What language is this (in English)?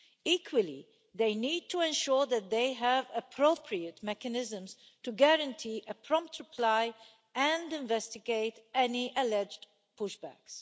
English